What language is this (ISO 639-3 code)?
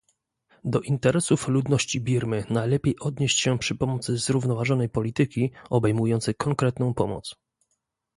pol